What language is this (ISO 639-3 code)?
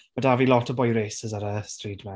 cym